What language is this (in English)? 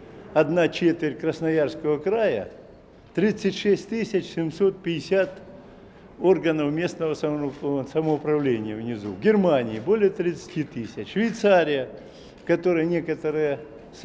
Russian